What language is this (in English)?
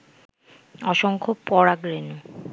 Bangla